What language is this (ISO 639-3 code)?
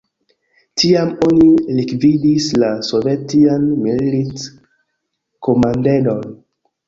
epo